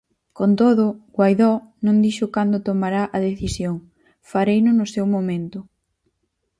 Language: Galician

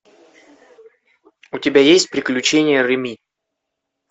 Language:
Russian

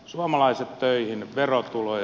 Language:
Finnish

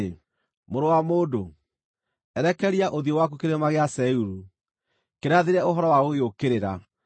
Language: Kikuyu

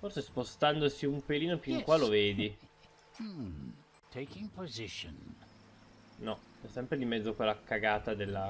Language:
Italian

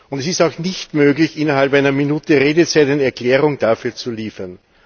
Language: German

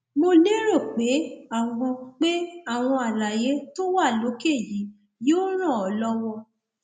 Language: Yoruba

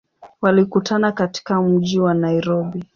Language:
Swahili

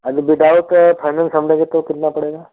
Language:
Hindi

